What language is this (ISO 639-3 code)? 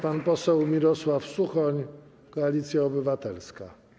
pol